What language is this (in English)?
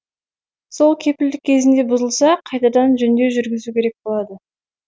Kazakh